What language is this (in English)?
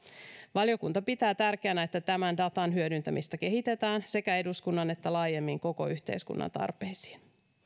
Finnish